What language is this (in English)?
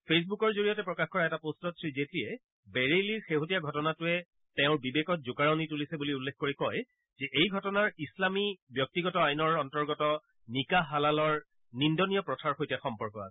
Assamese